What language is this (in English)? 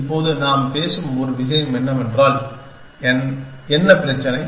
Tamil